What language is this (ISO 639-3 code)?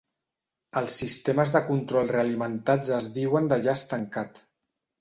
cat